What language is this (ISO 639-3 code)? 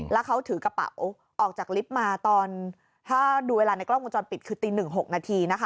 tha